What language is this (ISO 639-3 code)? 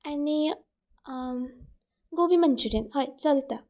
kok